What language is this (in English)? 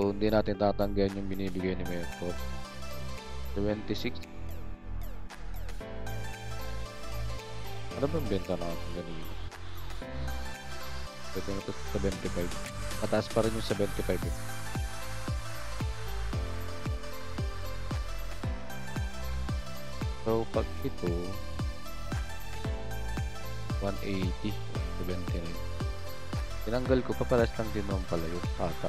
Filipino